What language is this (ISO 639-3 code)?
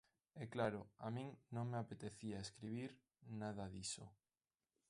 glg